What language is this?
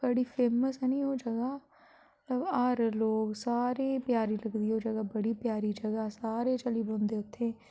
Dogri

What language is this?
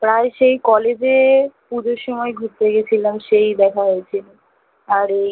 Bangla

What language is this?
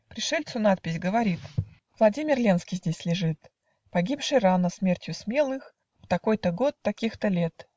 Russian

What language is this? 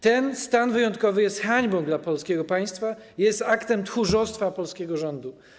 Polish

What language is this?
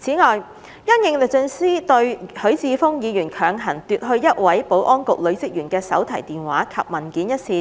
Cantonese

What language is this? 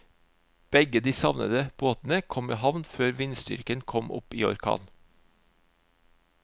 Norwegian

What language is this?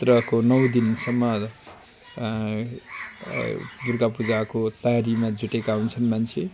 Nepali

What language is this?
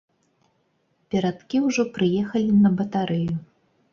Belarusian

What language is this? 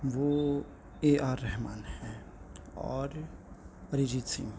Urdu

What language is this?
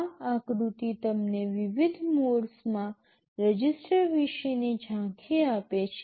Gujarati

